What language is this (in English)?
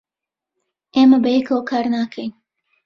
Central Kurdish